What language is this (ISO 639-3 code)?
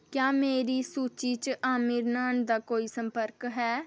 doi